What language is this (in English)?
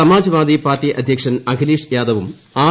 Malayalam